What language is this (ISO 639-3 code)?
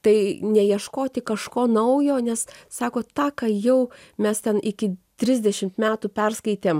lit